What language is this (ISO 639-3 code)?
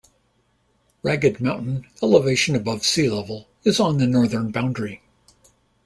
eng